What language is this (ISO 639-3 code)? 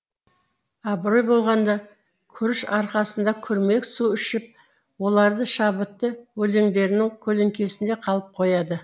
kaz